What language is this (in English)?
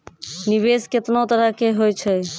Maithili